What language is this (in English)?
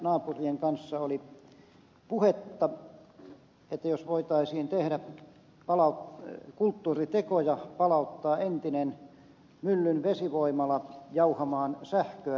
Finnish